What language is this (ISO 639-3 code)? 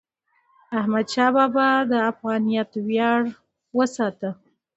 pus